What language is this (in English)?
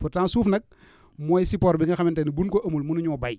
Wolof